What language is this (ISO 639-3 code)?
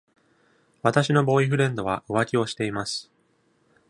jpn